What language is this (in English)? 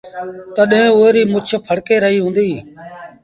Sindhi Bhil